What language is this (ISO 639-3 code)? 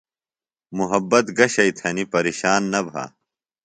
phl